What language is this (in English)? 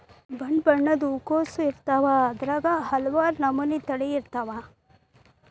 Kannada